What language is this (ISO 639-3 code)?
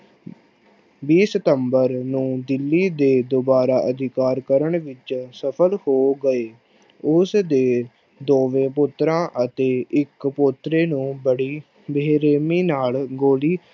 pan